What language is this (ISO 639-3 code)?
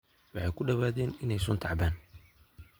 som